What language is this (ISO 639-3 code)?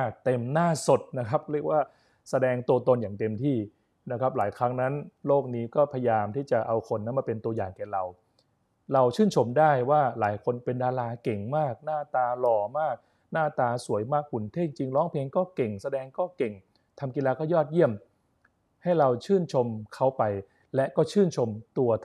tha